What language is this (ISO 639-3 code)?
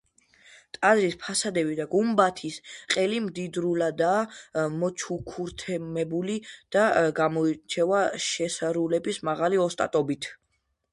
kat